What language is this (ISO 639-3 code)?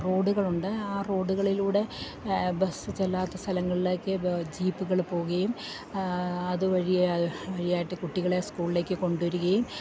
mal